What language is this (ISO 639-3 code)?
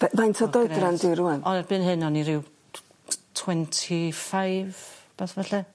cym